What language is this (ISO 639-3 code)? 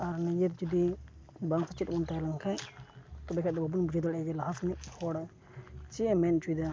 sat